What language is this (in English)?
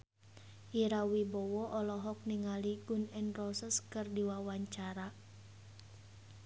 Sundanese